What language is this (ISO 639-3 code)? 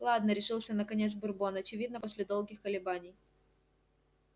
rus